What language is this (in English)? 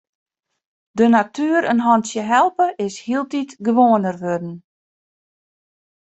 Western Frisian